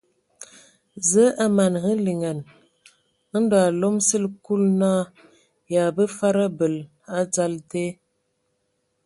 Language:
Ewondo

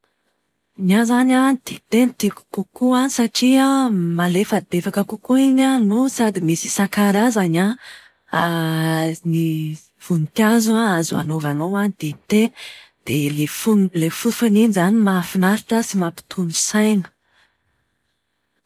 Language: Malagasy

